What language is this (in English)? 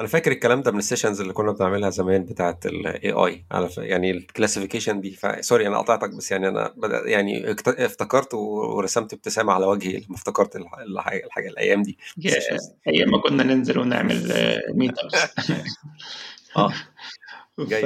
Arabic